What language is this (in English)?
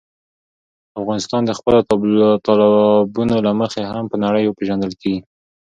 Pashto